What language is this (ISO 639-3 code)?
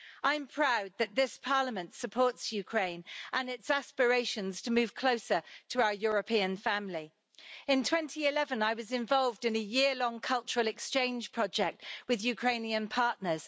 eng